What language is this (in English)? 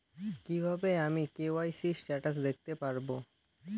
Bangla